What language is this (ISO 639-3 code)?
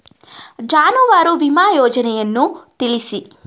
kan